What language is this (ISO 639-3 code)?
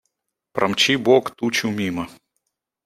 rus